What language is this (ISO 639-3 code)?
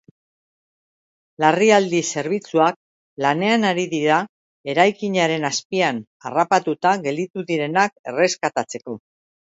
eus